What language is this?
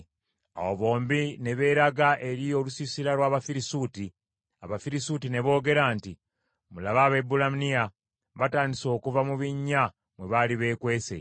Ganda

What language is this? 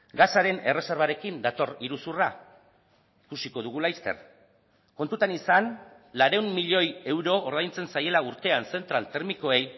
Basque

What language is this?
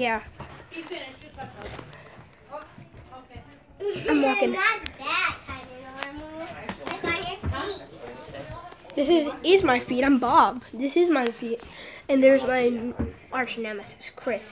English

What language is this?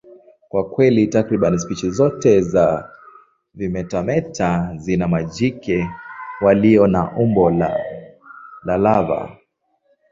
Swahili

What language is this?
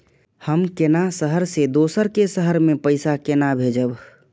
Maithili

